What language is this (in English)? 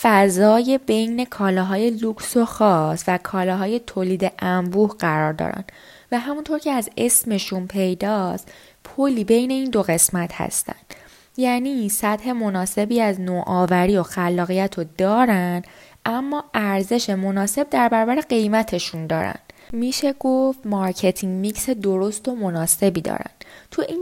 Persian